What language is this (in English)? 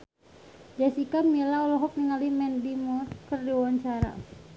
Sundanese